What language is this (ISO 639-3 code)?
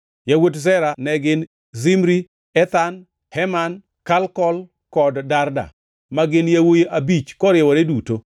luo